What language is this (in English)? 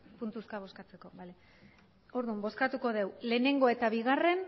Basque